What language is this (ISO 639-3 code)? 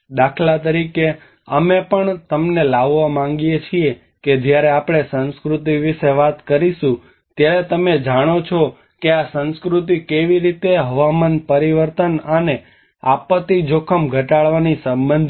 guj